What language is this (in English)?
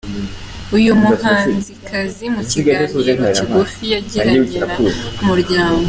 Kinyarwanda